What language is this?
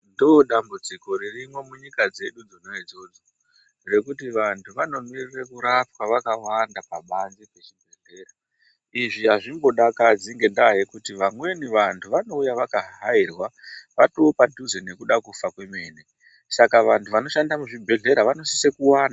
Ndau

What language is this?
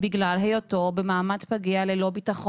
Hebrew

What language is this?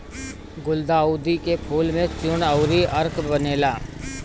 Bhojpuri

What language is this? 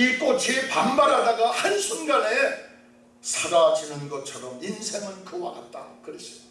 Korean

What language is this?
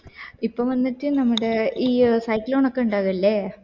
Malayalam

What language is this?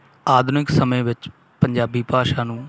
Punjabi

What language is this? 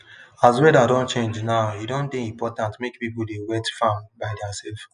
Nigerian Pidgin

